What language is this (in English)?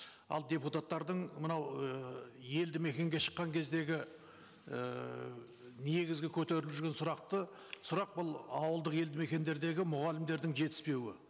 Kazakh